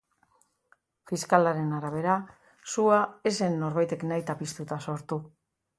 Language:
Basque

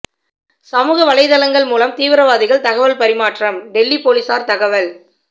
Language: Tamil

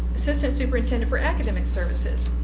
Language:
English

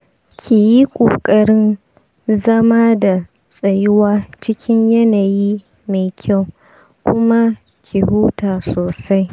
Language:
Hausa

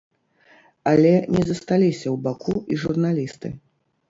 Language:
Belarusian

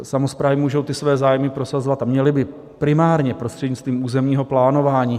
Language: Czech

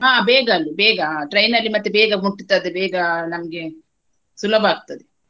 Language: Kannada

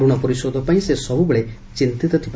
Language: Odia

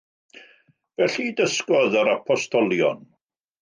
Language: Welsh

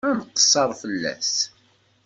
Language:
Kabyle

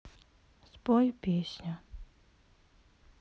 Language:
Russian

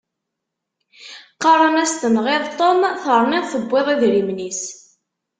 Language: Kabyle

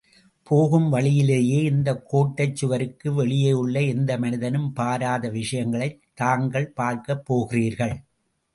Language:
Tamil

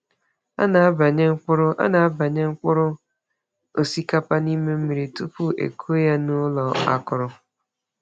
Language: Igbo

